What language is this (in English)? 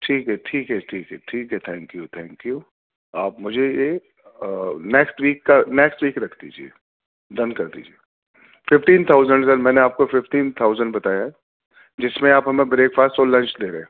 Urdu